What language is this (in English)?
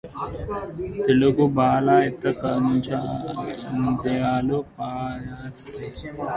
Telugu